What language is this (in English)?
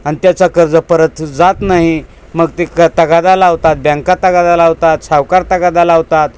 Marathi